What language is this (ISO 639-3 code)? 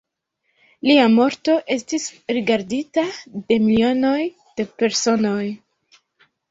epo